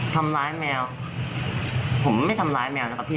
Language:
Thai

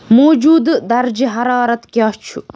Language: Kashmiri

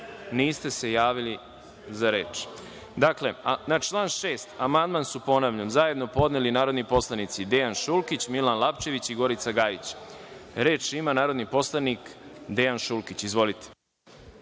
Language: Serbian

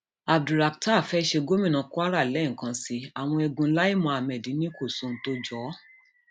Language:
Yoruba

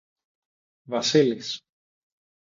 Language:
Greek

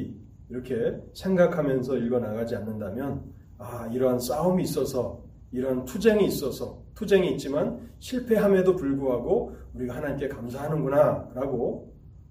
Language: Korean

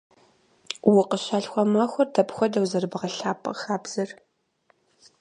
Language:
Kabardian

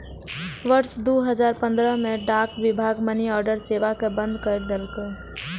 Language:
Maithili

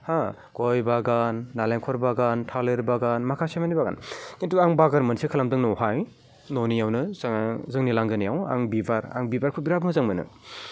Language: Bodo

